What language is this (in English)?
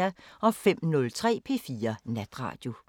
Danish